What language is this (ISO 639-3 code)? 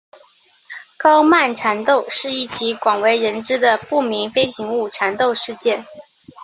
zho